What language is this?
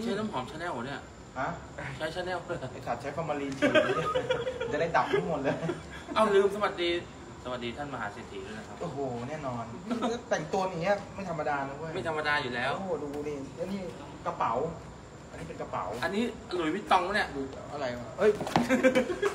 Thai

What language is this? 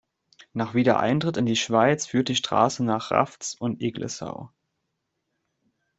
German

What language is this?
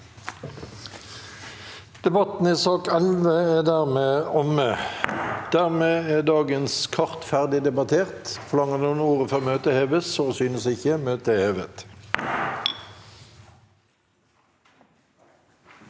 Norwegian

